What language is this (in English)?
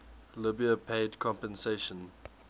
English